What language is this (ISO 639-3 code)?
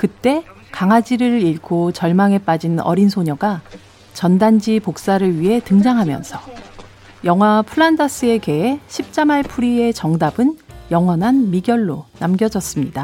kor